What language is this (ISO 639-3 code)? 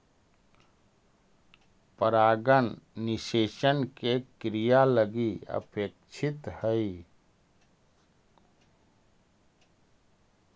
mag